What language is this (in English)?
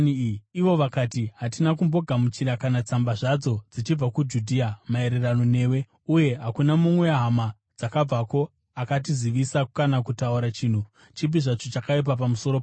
Shona